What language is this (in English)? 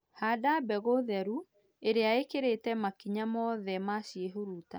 Kikuyu